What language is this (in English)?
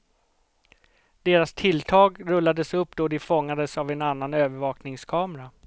Swedish